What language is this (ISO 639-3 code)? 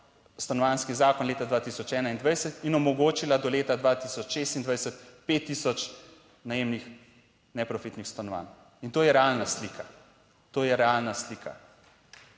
slv